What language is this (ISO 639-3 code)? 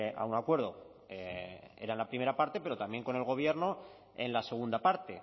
spa